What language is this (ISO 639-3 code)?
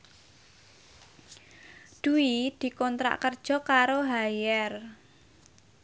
jav